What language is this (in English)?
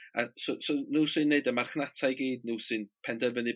Welsh